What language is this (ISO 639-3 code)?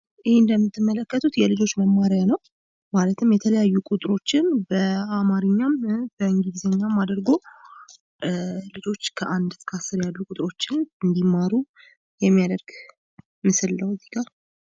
amh